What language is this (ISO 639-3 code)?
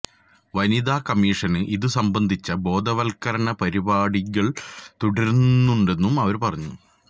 mal